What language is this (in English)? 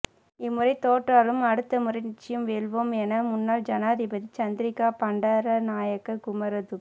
Tamil